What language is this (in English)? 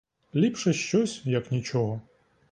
Ukrainian